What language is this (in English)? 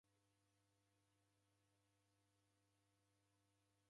Taita